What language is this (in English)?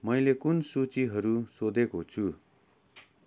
Nepali